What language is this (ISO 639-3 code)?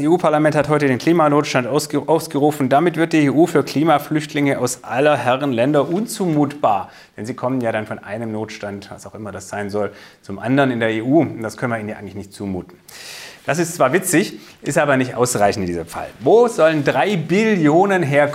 deu